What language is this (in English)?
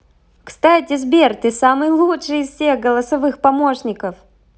Russian